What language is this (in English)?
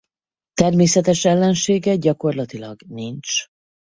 Hungarian